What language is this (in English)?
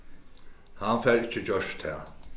Faroese